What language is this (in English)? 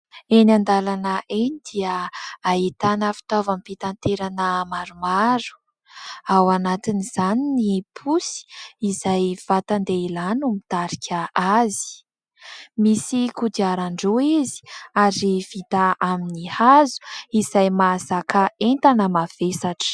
Malagasy